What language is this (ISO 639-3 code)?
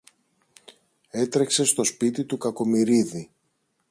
ell